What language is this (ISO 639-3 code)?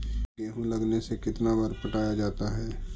mag